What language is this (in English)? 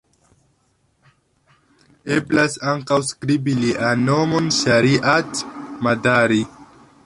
Esperanto